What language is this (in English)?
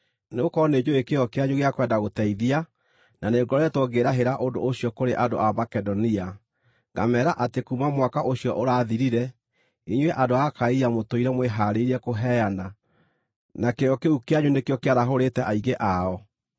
Kikuyu